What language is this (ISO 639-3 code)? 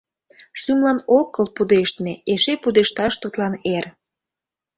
chm